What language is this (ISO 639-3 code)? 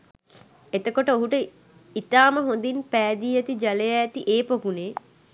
sin